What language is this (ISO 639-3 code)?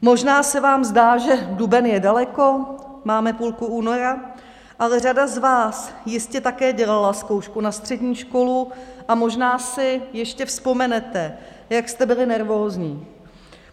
ces